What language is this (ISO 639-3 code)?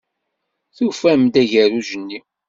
kab